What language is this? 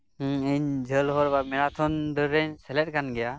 Santali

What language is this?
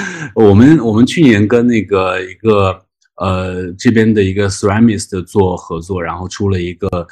Chinese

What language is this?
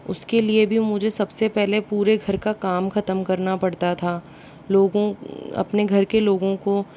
Hindi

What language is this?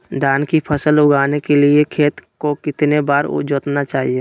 Magahi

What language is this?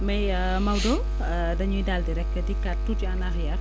Wolof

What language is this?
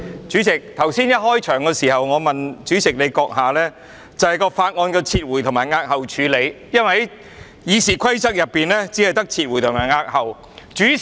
Cantonese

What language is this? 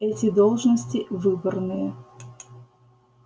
Russian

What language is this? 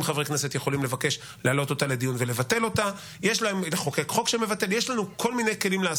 Hebrew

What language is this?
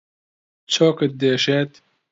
Central Kurdish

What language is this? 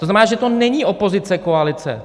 Czech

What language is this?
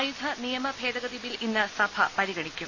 Malayalam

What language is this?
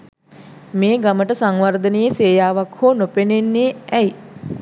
Sinhala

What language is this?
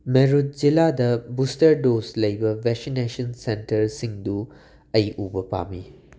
Manipuri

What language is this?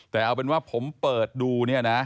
Thai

